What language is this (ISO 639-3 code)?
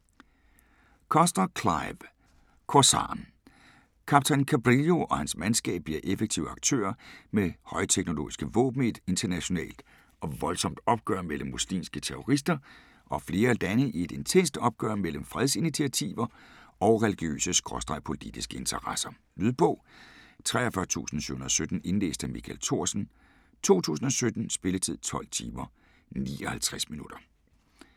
dan